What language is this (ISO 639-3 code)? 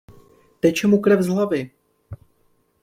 ces